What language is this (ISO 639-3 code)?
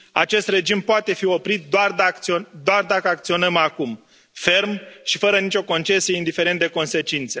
ron